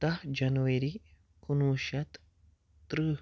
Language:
Kashmiri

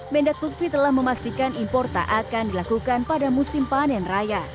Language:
Indonesian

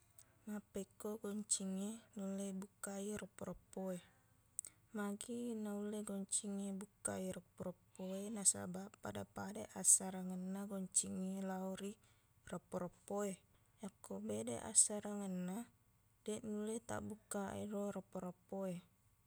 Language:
Buginese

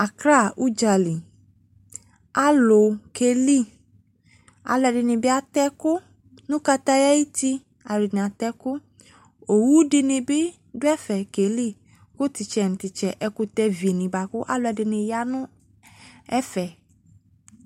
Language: Ikposo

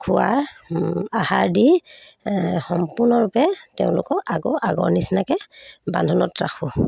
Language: Assamese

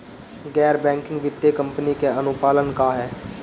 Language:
Bhojpuri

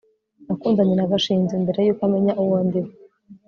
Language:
Kinyarwanda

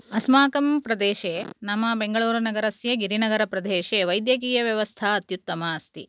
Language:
Sanskrit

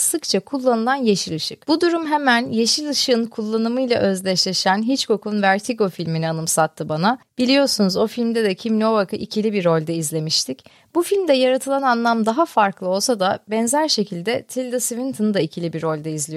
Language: Turkish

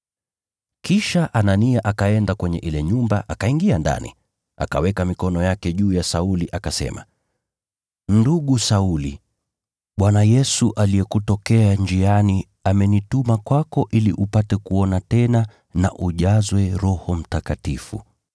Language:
Swahili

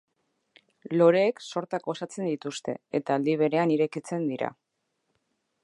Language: Basque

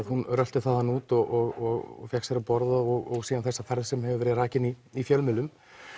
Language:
Icelandic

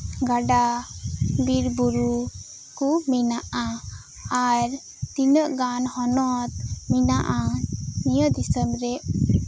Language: Santali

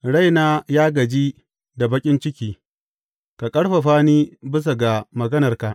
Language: Hausa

